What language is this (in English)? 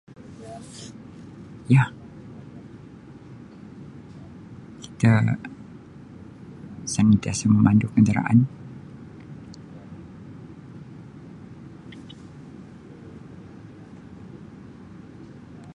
Sabah Malay